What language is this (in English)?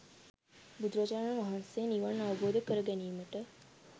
Sinhala